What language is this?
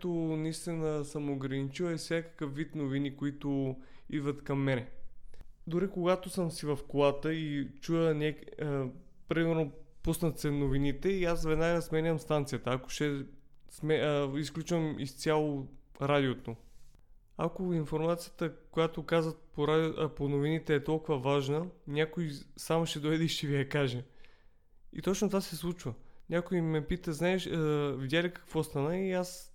Bulgarian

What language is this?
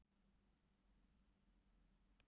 Icelandic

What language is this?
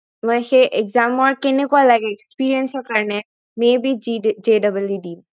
Assamese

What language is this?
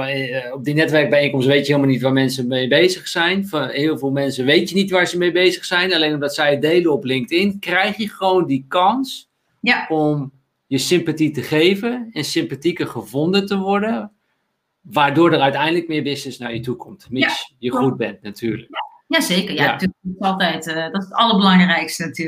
Dutch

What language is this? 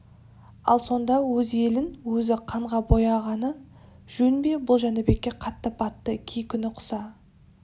Kazakh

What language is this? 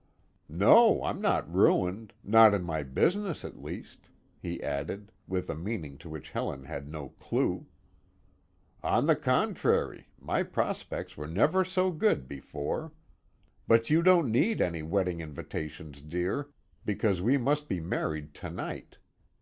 English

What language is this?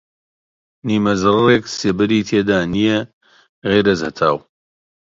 Central Kurdish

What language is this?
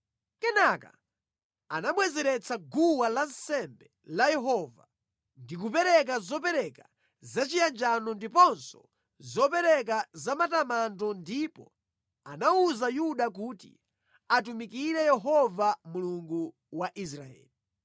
Nyanja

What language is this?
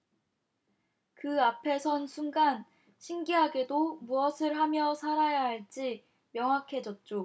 Korean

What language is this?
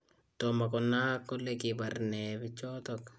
Kalenjin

